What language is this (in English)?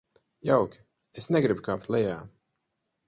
Latvian